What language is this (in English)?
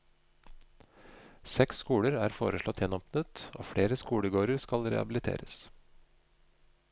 Norwegian